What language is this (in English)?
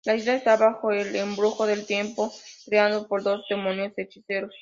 Spanish